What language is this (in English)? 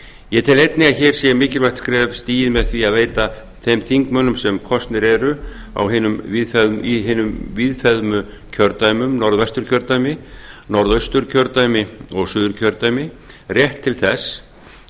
Icelandic